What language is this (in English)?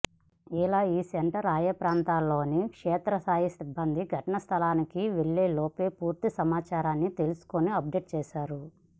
Telugu